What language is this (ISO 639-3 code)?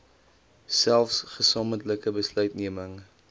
afr